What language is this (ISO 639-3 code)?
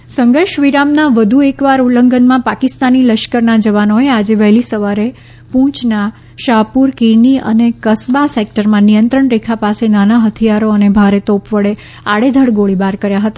guj